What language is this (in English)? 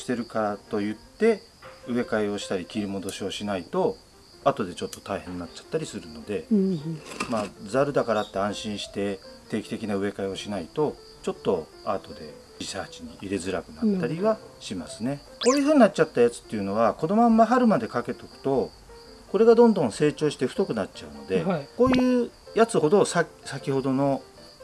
Japanese